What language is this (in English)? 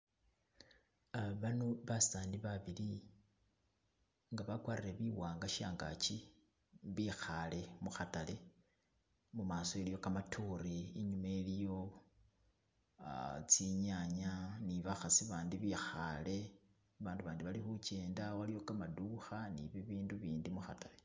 Masaaba